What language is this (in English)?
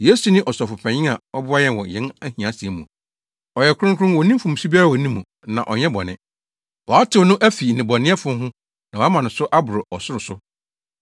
Akan